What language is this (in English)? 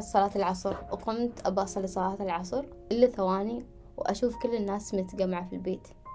Arabic